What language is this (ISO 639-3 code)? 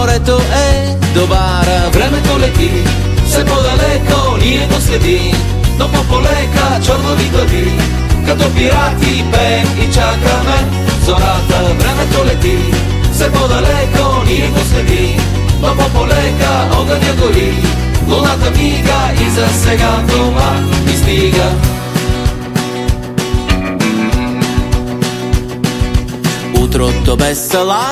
bul